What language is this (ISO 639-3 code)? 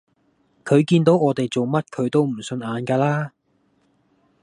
yue